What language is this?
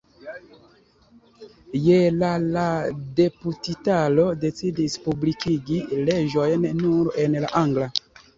Esperanto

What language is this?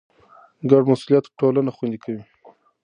Pashto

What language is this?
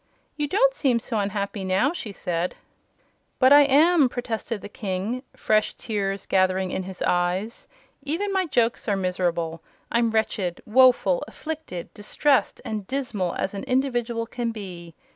English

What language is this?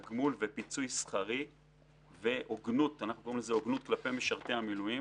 Hebrew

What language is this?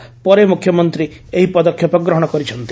Odia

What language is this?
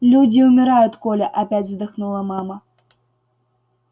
Russian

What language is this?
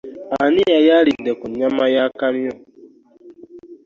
Ganda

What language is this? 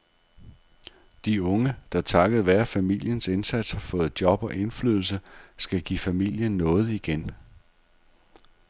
Danish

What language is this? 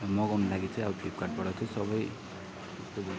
Nepali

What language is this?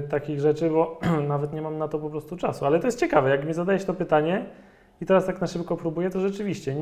Polish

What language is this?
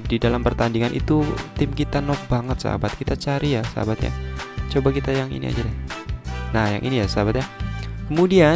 Indonesian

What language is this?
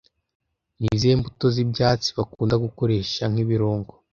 Kinyarwanda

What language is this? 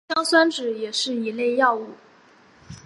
Chinese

